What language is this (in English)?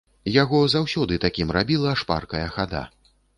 Belarusian